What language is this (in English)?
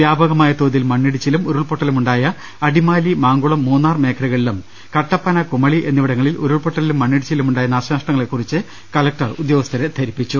Malayalam